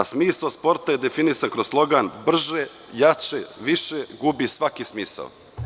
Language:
Serbian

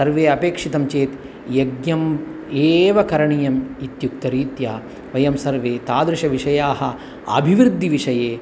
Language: Sanskrit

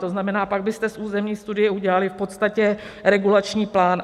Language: Czech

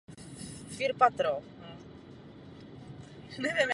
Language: Czech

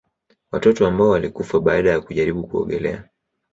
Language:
Swahili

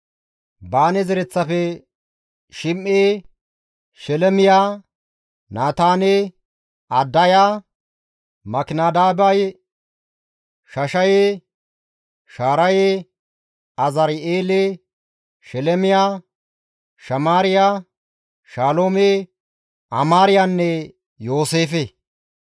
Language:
Gamo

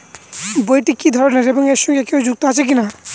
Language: Bangla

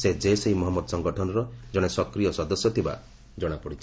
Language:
Odia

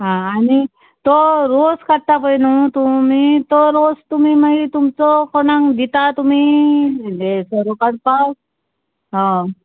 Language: Konkani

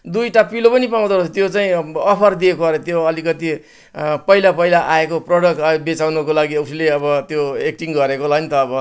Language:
Nepali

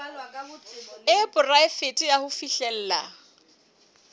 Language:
Southern Sotho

